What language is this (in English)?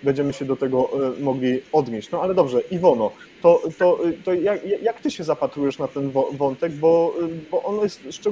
Polish